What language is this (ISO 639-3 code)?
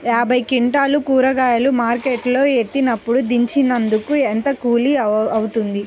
tel